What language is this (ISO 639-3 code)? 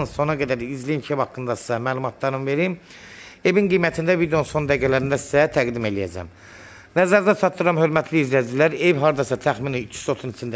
tur